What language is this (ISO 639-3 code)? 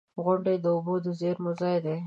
pus